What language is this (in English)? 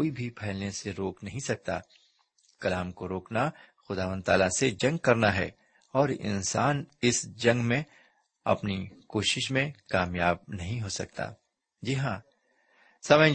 Urdu